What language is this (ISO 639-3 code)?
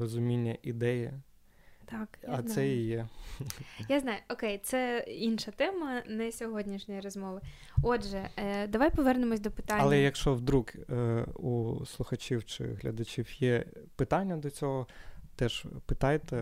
ukr